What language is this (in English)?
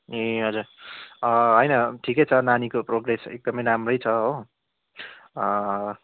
Nepali